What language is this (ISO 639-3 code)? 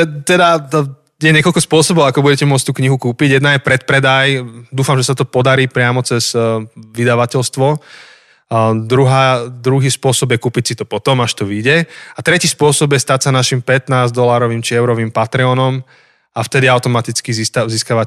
slk